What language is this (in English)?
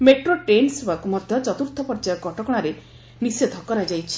Odia